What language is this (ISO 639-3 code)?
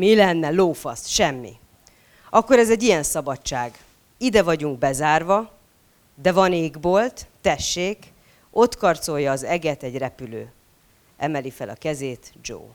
hun